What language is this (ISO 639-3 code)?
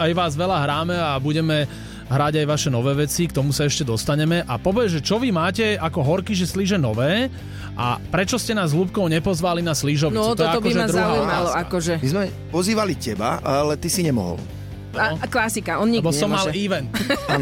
slk